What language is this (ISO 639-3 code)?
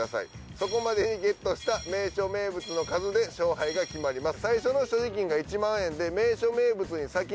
jpn